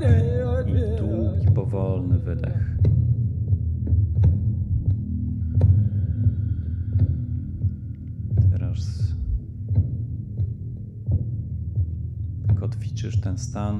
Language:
Polish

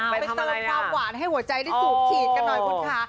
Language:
Thai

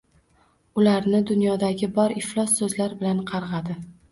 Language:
Uzbek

